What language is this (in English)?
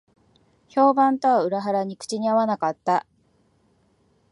Japanese